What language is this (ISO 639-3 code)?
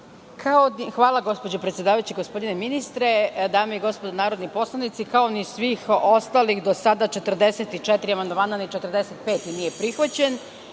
srp